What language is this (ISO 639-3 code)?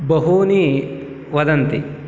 san